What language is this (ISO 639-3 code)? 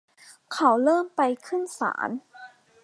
tha